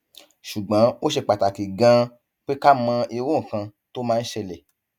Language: Yoruba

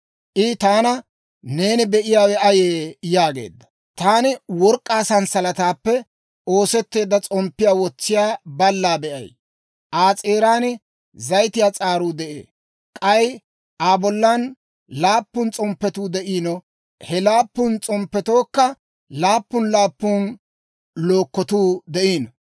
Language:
Dawro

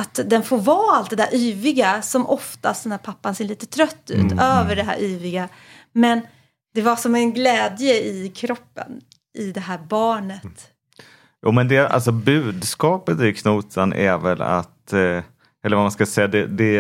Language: Swedish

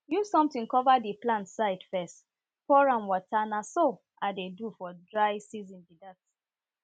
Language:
Nigerian Pidgin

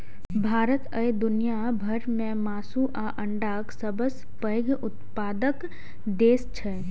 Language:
Maithili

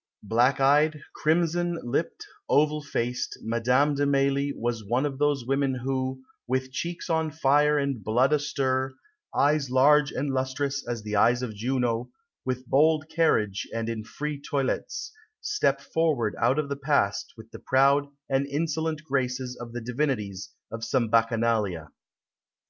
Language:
English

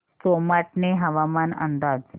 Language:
Marathi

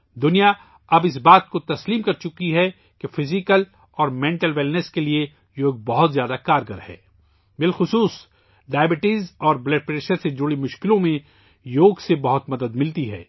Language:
Urdu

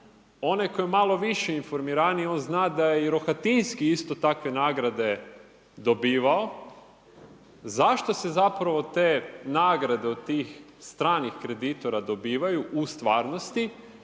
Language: Croatian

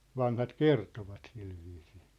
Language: Finnish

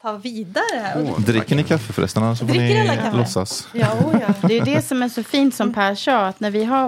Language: Swedish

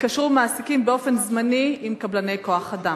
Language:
Hebrew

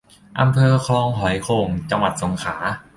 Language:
Thai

